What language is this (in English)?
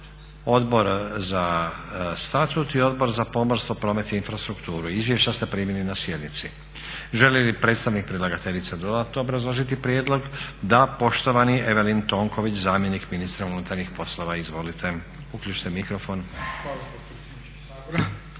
Croatian